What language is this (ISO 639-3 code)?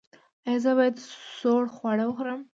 pus